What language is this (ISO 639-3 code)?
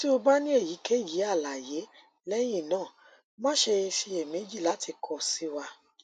yor